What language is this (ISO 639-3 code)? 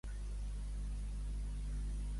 cat